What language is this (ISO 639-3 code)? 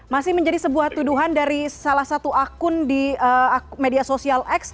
ind